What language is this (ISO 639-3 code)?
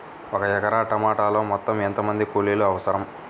tel